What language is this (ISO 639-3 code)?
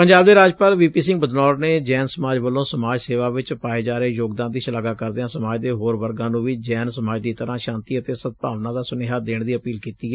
pan